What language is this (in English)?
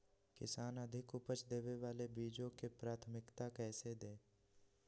Magahi